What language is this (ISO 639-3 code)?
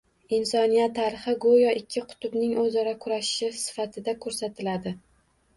uzb